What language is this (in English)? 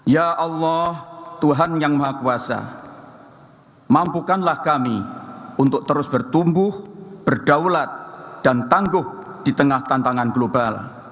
Indonesian